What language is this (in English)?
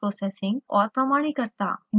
Hindi